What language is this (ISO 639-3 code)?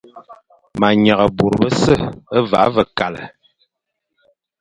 fan